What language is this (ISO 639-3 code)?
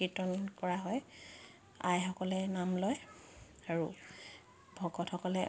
asm